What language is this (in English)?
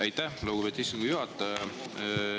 Estonian